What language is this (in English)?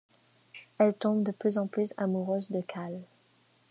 French